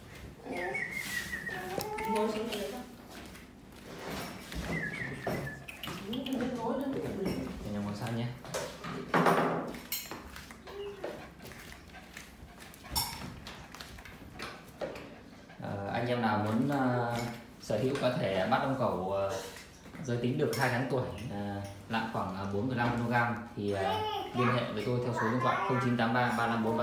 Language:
Vietnamese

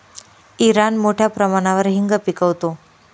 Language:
Marathi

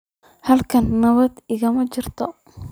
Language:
Somali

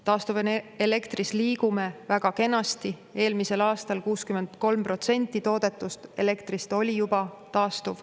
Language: Estonian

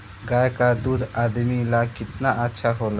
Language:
Bhojpuri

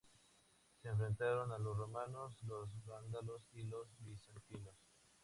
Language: Spanish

